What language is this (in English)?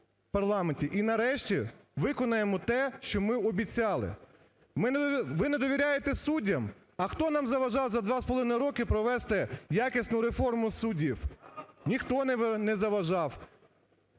Ukrainian